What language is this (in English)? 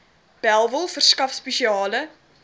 Afrikaans